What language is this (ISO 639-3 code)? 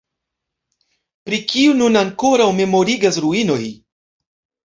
epo